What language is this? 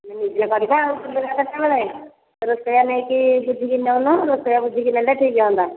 Odia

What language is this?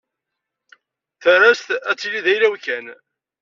Kabyle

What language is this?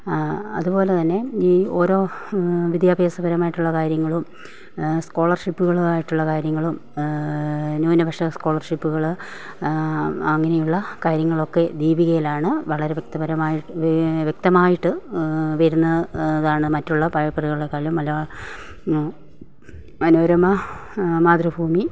Malayalam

